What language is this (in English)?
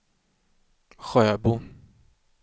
Swedish